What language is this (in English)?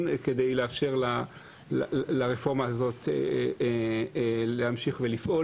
Hebrew